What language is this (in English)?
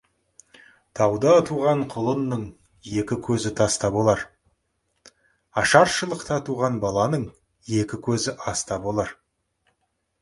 Kazakh